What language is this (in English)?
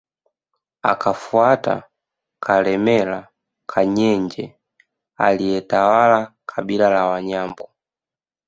Swahili